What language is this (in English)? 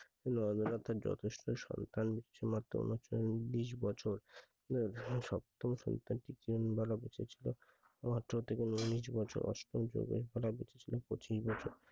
Bangla